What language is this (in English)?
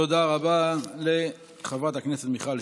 Hebrew